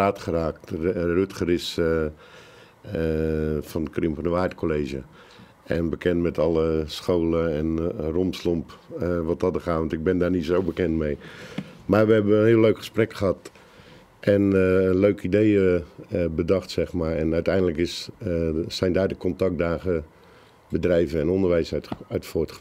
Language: Dutch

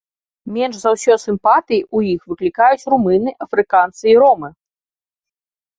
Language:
Belarusian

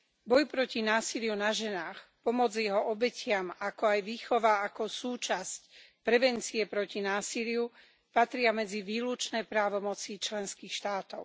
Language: Slovak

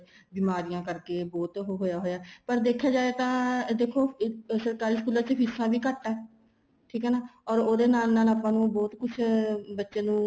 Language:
Punjabi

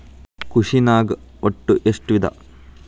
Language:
Kannada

